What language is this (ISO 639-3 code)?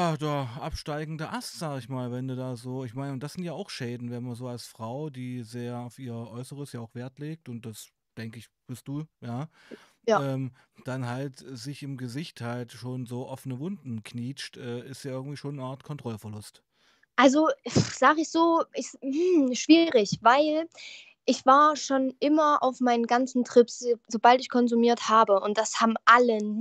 deu